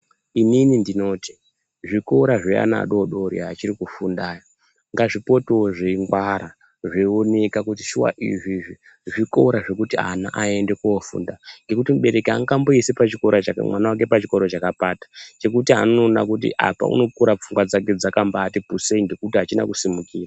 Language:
Ndau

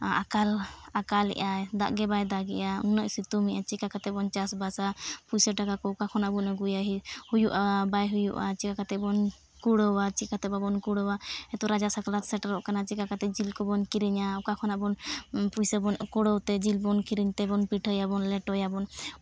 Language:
Santali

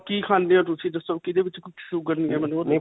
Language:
Punjabi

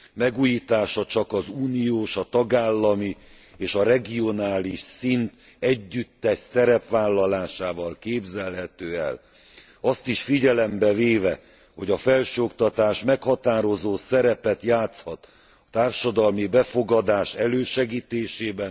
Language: Hungarian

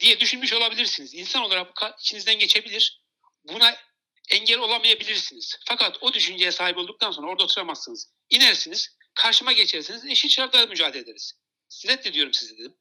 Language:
Turkish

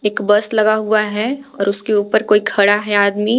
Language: Hindi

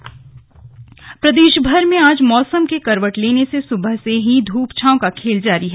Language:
Hindi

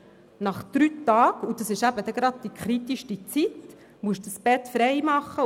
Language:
Swiss German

